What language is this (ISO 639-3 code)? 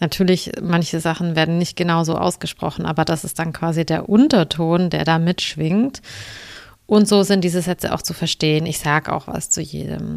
deu